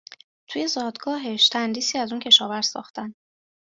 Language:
Persian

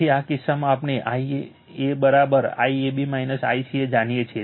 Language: Gujarati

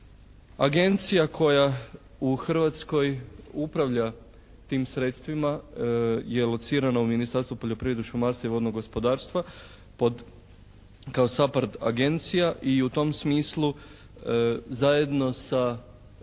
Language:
Croatian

